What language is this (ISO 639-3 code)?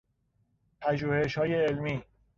fas